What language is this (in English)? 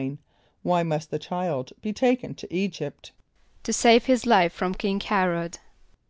English